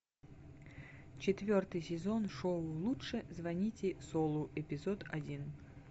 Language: Russian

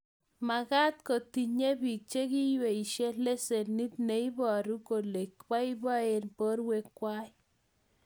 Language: Kalenjin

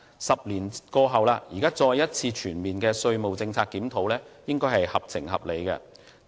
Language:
Cantonese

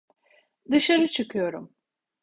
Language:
Turkish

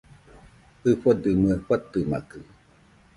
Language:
Nüpode Huitoto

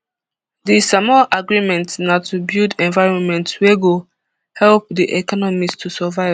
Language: Nigerian Pidgin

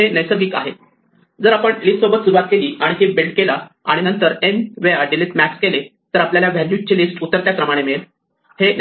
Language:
Marathi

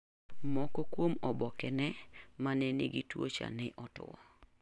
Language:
Luo (Kenya and Tanzania)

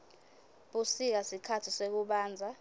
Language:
Swati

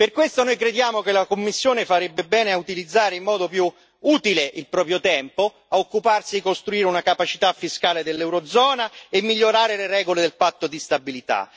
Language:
Italian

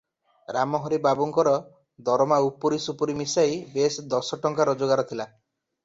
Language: Odia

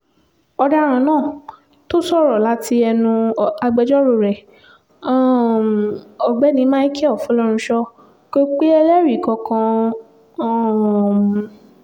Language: Yoruba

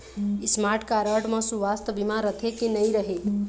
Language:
Chhattisgarhi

